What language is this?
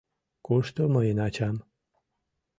Mari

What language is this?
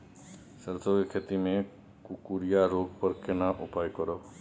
Maithili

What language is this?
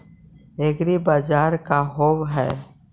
Magahi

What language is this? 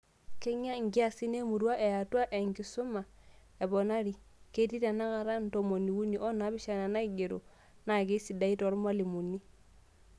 Masai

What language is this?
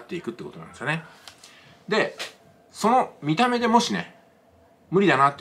Japanese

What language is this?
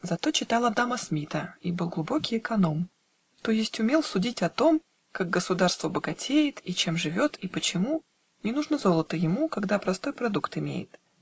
Russian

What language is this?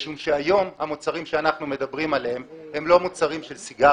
Hebrew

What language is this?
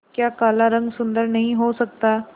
Hindi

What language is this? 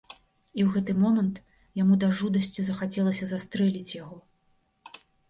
Belarusian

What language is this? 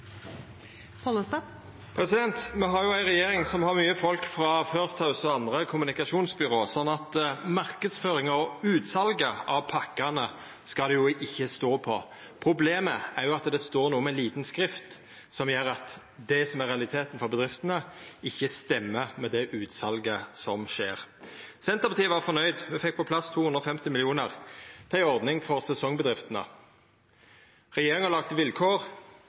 Norwegian Nynorsk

